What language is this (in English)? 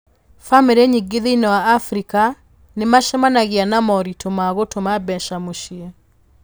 Kikuyu